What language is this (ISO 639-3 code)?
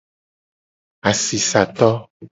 gej